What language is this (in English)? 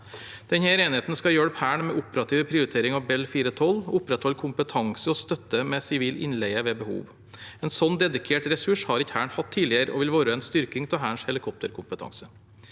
Norwegian